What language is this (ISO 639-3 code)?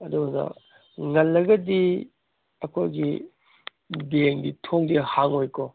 mni